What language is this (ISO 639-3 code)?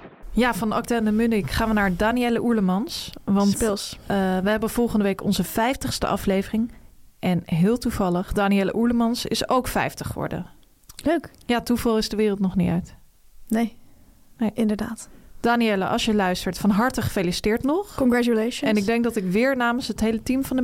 nld